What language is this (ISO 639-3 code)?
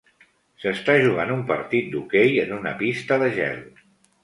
cat